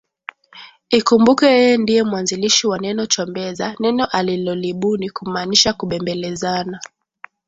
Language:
Swahili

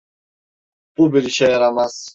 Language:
Turkish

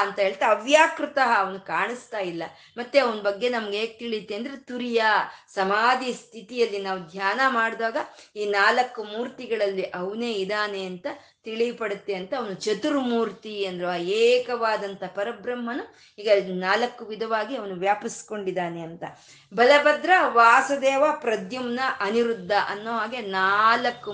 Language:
Kannada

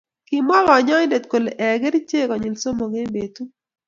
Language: Kalenjin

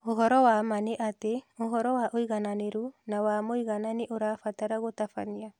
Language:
Kikuyu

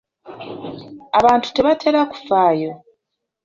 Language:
Ganda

